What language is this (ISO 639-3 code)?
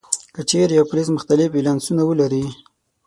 pus